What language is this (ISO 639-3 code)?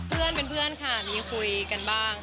tha